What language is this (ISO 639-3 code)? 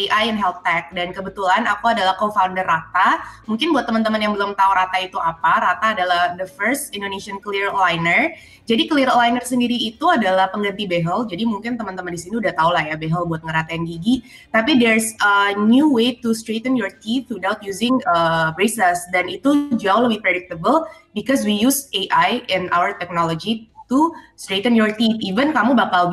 ind